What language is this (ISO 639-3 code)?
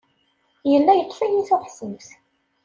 kab